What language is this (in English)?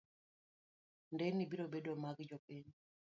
Luo (Kenya and Tanzania)